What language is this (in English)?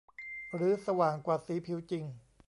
Thai